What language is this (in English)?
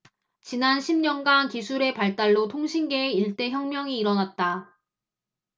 Korean